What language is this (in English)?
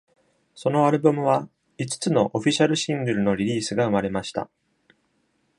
Japanese